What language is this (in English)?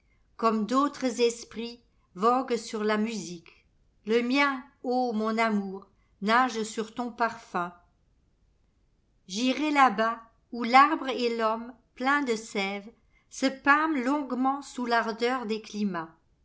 French